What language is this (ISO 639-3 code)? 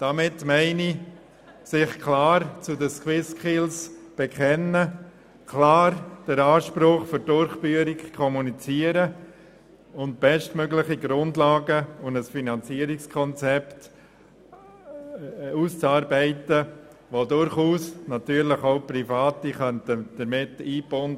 gsw